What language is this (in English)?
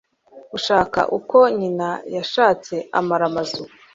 Kinyarwanda